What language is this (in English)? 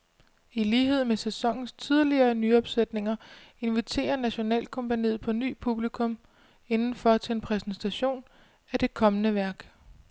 Danish